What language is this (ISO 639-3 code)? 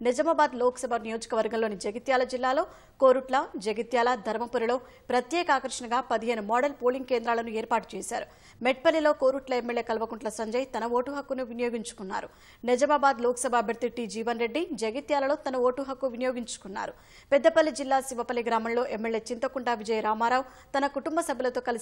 tel